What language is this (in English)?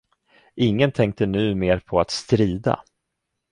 Swedish